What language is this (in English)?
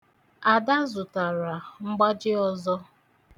Igbo